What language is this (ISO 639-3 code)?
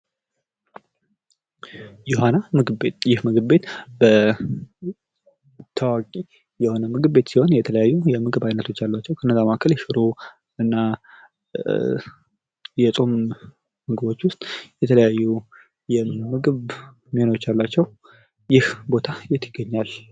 amh